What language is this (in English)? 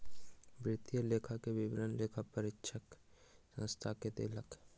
Maithili